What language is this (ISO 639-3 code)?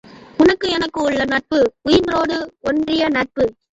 tam